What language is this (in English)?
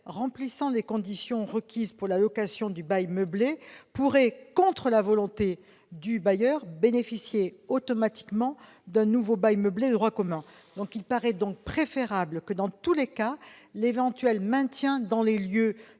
French